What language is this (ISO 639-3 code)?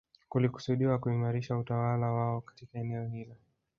swa